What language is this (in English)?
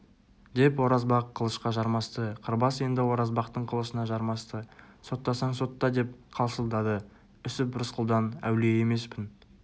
Kazakh